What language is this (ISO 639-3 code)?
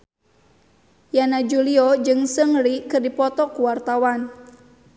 sun